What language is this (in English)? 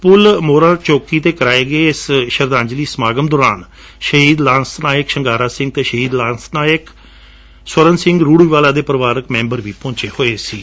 Punjabi